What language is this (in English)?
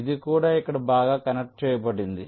Telugu